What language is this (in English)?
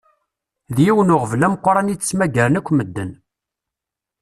Kabyle